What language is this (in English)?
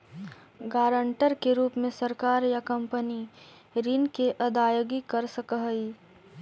Magahi